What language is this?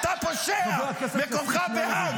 Hebrew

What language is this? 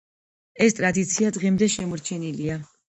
Georgian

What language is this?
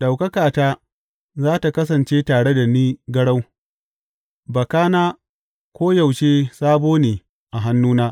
Hausa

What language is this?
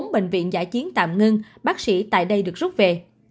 Vietnamese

